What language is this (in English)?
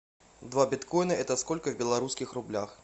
Russian